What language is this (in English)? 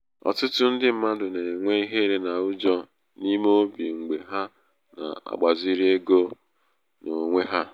Igbo